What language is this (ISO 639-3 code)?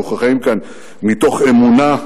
heb